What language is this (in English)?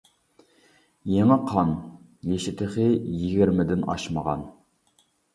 Uyghur